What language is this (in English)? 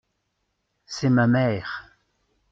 French